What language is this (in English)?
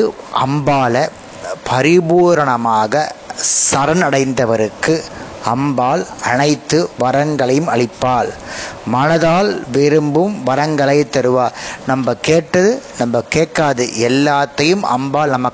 Tamil